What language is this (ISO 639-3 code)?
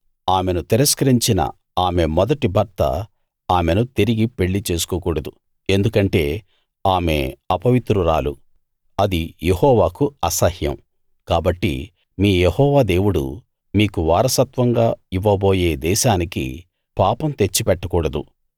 tel